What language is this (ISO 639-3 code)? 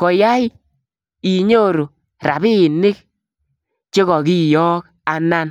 kln